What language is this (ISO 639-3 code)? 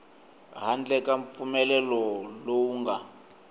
tso